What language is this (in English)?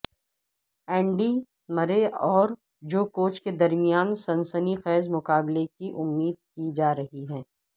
Urdu